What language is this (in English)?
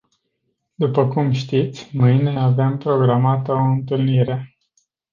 Romanian